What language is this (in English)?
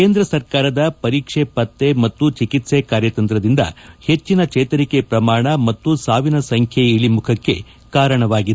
Kannada